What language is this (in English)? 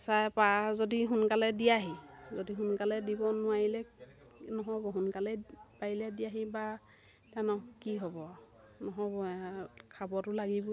Assamese